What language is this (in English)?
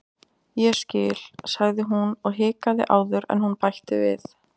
Icelandic